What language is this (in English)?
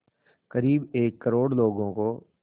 Hindi